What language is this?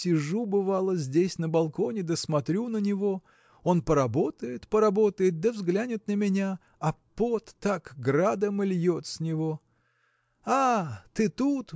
Russian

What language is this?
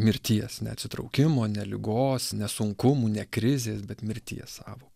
Lithuanian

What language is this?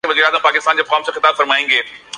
Urdu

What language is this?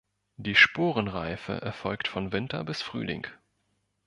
German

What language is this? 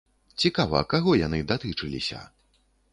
Belarusian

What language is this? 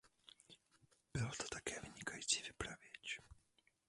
Czech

